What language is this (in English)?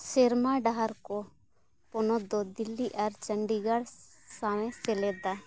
Santali